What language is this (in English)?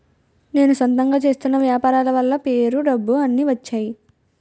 Telugu